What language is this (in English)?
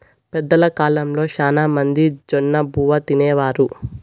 Telugu